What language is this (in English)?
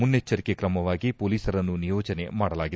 Kannada